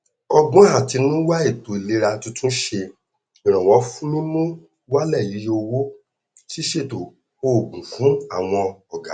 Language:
Yoruba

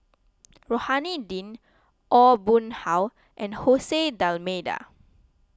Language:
English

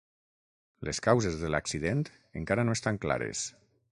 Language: Catalan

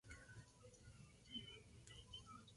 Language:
Spanish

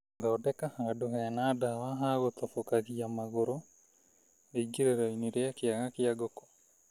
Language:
Kikuyu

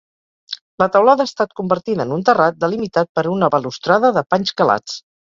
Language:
Catalan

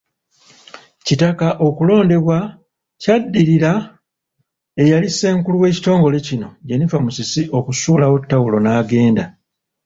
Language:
Ganda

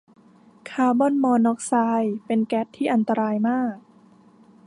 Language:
Thai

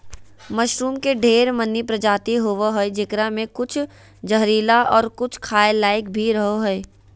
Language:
Magahi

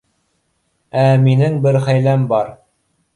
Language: Bashkir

